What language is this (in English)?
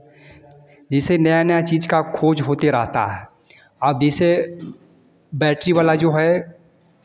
Hindi